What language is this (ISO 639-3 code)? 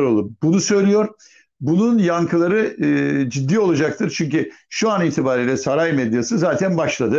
tur